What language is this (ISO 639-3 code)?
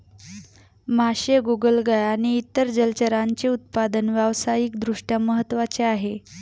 mar